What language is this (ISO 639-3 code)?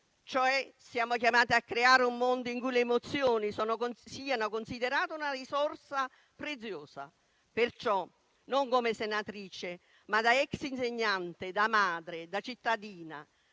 ita